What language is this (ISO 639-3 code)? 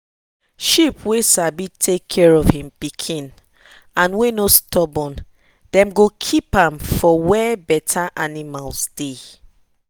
pcm